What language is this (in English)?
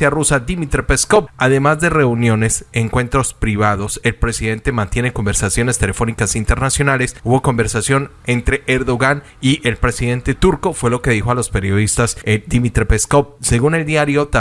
Spanish